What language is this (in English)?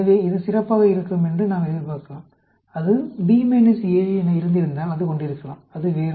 Tamil